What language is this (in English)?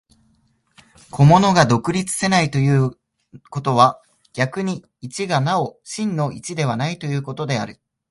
Japanese